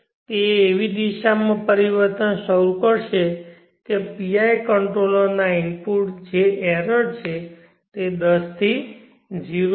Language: Gujarati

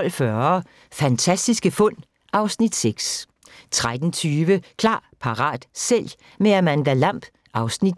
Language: Danish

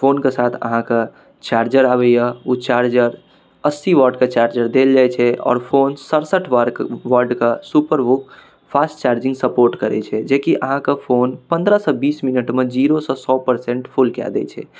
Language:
Maithili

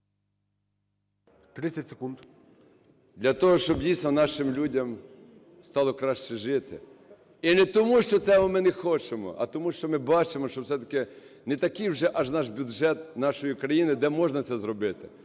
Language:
Ukrainian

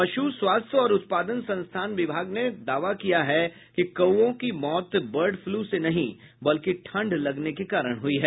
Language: Hindi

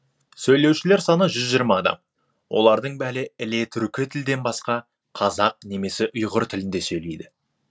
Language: Kazakh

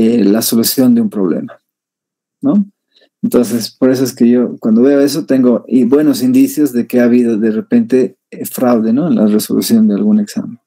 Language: Spanish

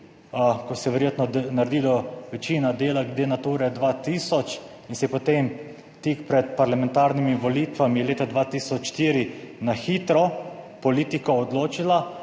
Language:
Slovenian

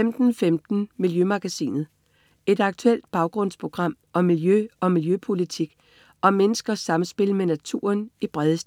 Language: Danish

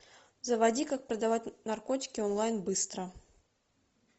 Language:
Russian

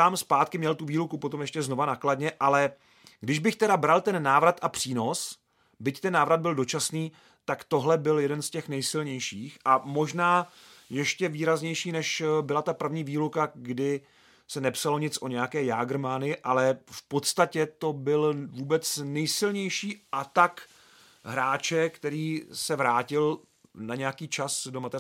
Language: Czech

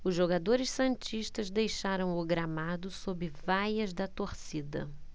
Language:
Portuguese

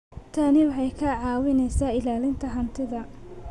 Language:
Somali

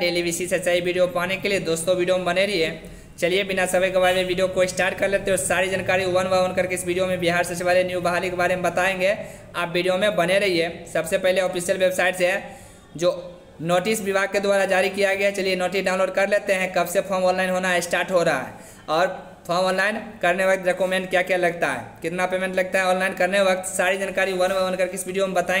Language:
Hindi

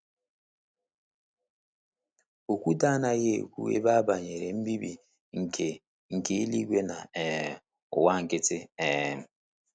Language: Igbo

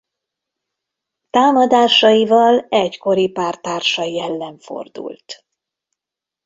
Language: Hungarian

